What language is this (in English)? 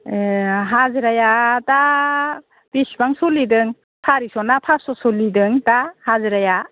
Bodo